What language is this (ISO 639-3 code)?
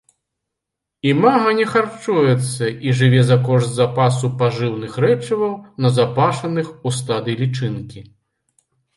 bel